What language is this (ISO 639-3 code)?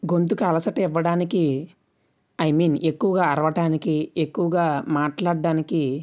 tel